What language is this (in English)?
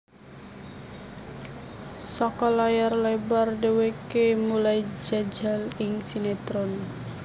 Javanese